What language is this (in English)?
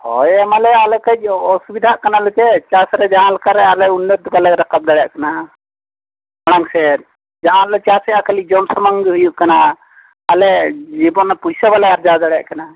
Santali